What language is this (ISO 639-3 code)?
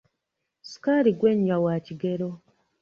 lug